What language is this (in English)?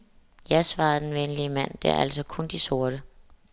Danish